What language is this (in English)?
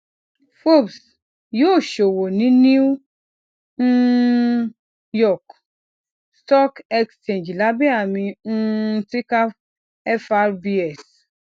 Yoruba